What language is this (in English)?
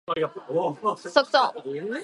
Japanese